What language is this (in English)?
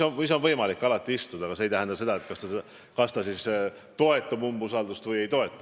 Estonian